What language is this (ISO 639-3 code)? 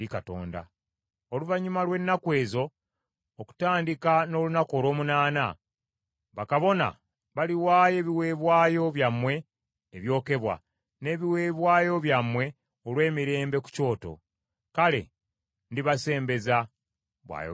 lug